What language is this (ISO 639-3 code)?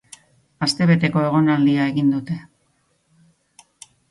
eus